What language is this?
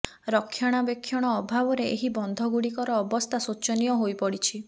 Odia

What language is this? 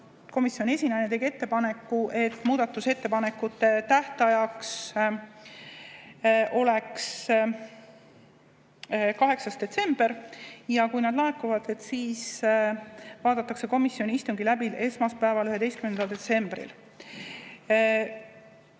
Estonian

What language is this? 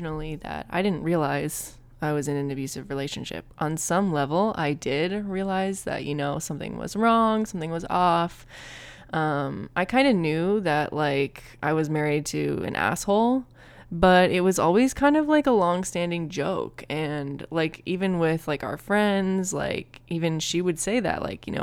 English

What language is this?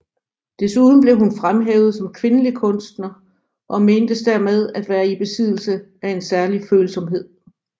Danish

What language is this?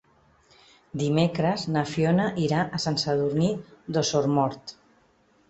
Catalan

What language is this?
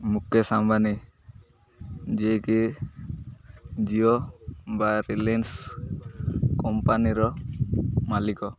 Odia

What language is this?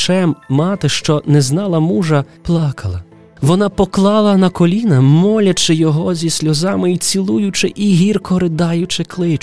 Ukrainian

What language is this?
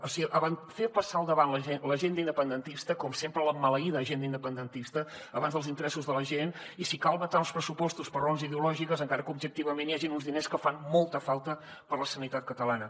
Catalan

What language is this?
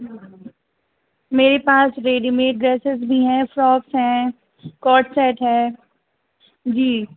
Urdu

